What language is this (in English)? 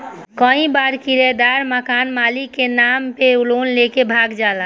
Bhojpuri